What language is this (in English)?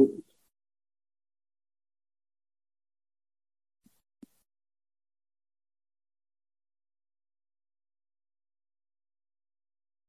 Hebrew